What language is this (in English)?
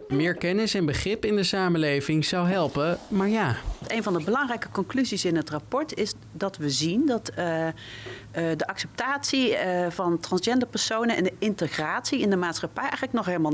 Dutch